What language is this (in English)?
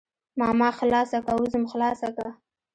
Pashto